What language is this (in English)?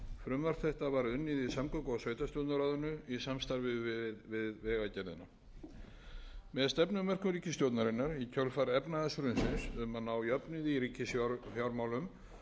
Icelandic